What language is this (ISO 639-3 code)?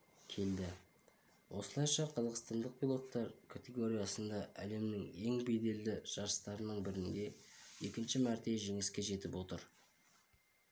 kaz